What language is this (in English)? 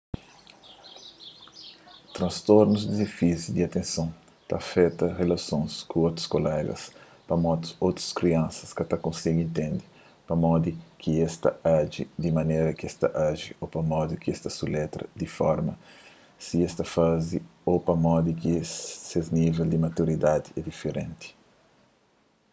Kabuverdianu